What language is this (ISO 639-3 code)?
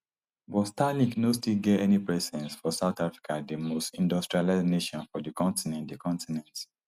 pcm